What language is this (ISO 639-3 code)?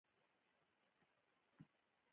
pus